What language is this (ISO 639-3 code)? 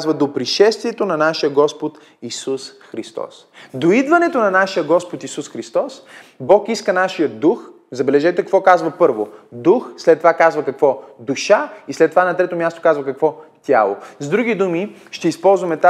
bul